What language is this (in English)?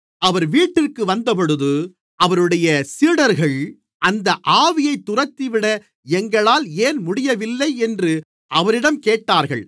Tamil